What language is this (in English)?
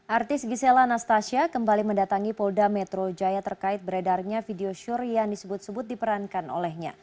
Indonesian